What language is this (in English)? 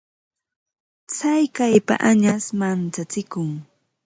Ambo-Pasco Quechua